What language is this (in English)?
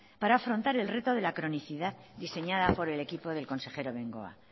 Spanish